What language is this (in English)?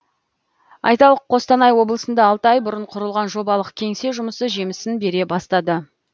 Kazakh